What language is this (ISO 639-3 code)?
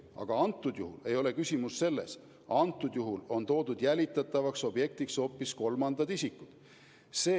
est